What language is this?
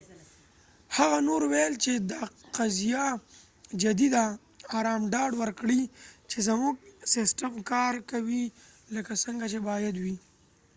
Pashto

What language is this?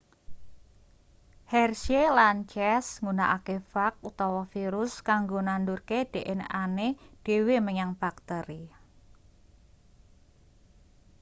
Javanese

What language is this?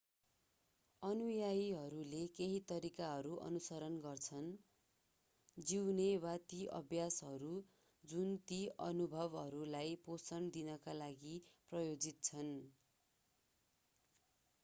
Nepali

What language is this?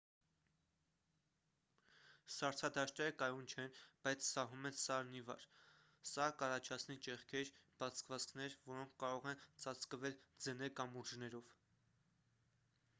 Armenian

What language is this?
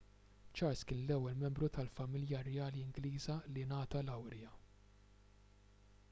Maltese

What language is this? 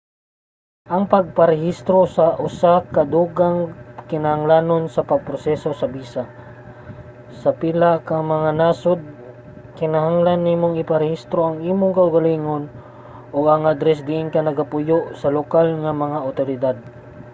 Cebuano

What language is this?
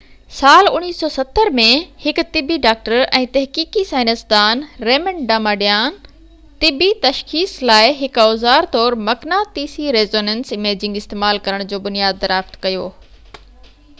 Sindhi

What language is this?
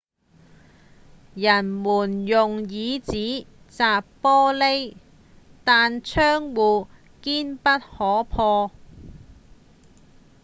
Cantonese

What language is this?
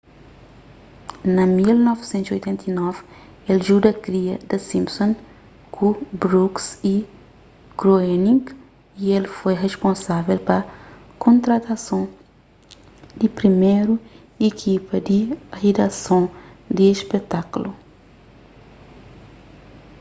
Kabuverdianu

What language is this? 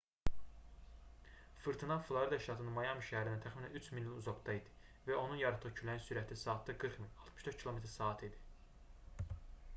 Azerbaijani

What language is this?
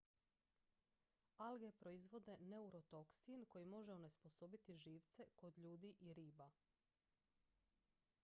Croatian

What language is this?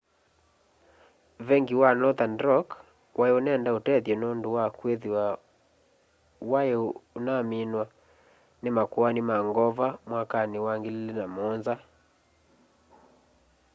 Kamba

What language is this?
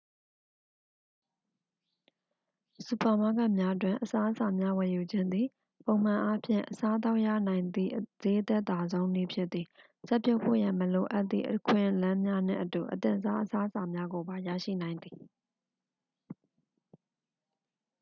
Burmese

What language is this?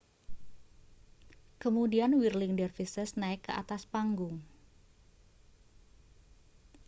Indonesian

